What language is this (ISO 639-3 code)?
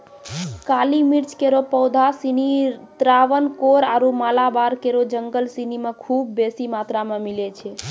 mai